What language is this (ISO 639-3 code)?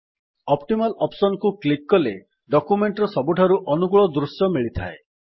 ori